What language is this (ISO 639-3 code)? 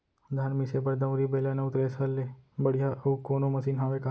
hne